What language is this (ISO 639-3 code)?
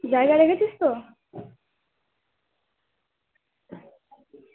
ben